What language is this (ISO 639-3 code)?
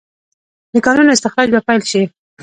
pus